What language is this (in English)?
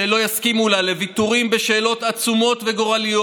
Hebrew